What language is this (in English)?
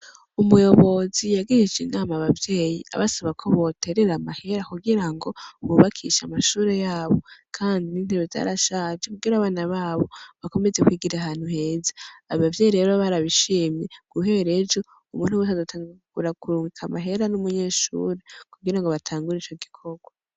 Rundi